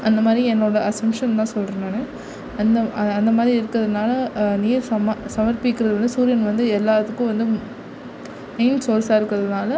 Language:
Tamil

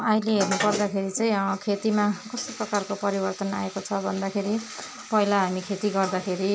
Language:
Nepali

